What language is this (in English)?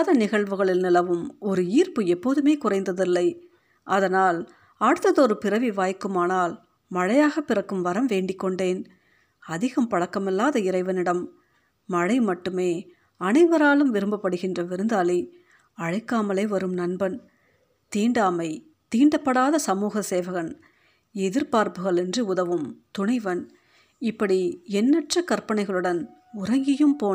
Tamil